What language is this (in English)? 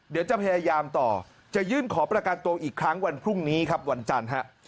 Thai